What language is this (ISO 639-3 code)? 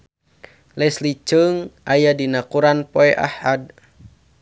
sun